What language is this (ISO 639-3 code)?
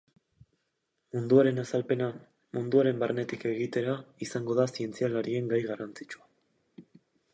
eus